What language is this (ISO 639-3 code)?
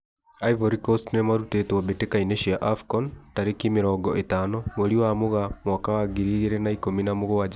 kik